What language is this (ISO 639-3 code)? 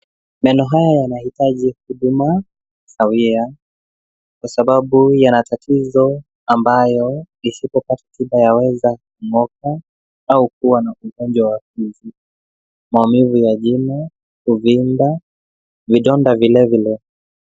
swa